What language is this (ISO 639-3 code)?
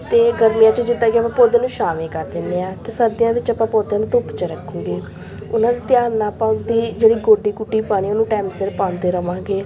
pan